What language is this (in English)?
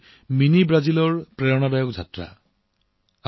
Assamese